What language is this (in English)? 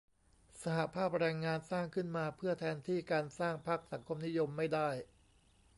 Thai